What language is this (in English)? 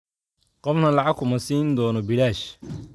Somali